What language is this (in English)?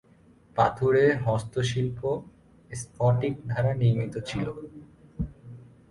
Bangla